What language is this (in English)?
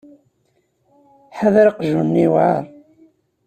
Kabyle